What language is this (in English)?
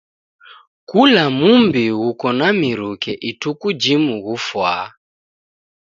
Taita